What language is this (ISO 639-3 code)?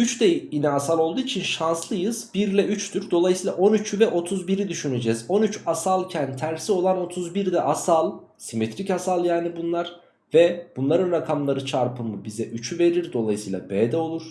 tur